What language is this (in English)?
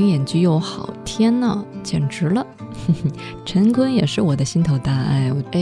Chinese